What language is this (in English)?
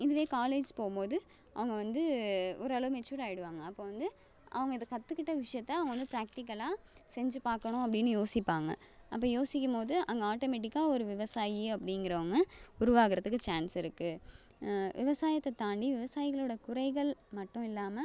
Tamil